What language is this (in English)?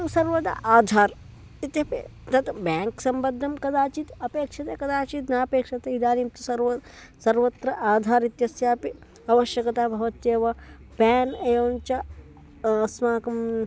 Sanskrit